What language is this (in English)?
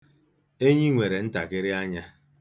Igbo